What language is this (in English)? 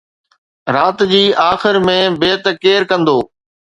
Sindhi